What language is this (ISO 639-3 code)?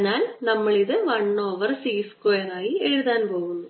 mal